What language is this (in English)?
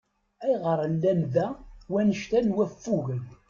Kabyle